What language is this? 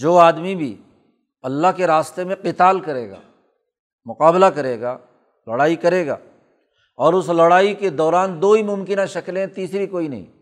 Urdu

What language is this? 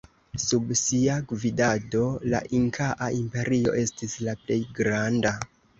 Esperanto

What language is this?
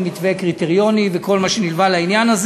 Hebrew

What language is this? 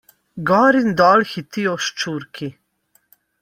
Slovenian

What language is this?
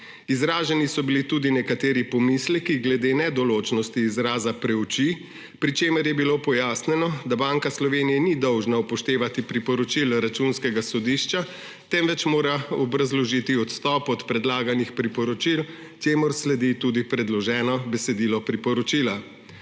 Slovenian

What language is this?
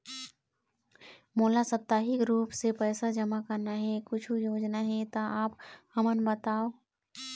Chhattisgarhi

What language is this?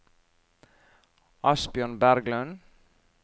Norwegian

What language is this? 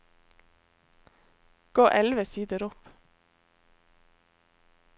Norwegian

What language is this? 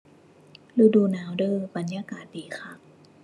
Thai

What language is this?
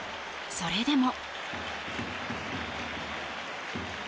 Japanese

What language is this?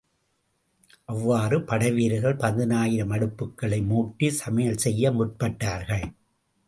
Tamil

